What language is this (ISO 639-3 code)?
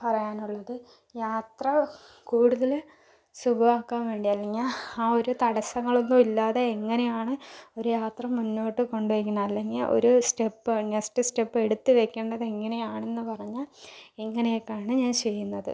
mal